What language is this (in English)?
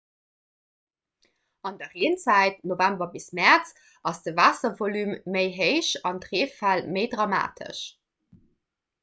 Luxembourgish